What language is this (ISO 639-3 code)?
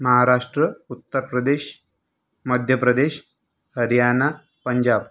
mar